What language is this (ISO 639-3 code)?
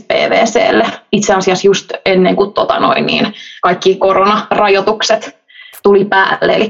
fin